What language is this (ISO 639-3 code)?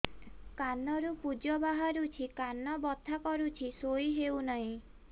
ori